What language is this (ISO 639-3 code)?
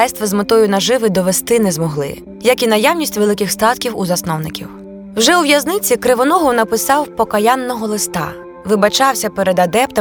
ukr